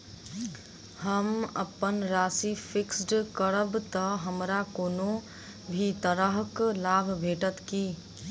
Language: Maithili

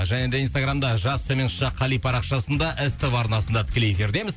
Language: Kazakh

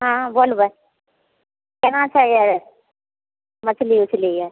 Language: Maithili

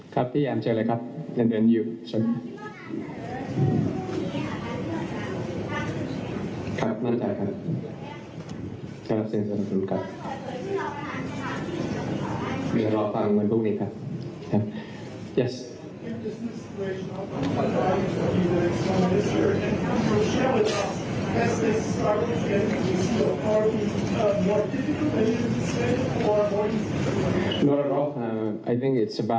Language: Thai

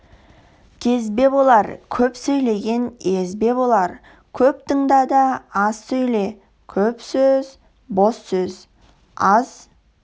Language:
Kazakh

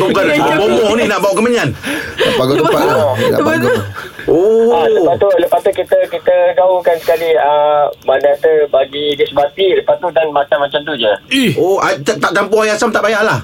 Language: Malay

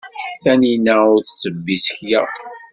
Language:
Kabyle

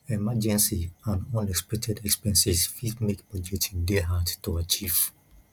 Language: Nigerian Pidgin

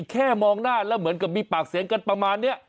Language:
Thai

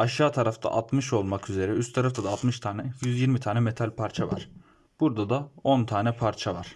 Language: Turkish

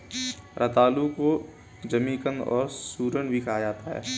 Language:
Hindi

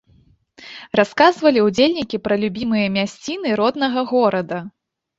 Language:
Belarusian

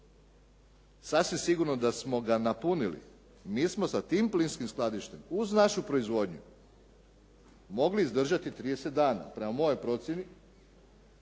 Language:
Croatian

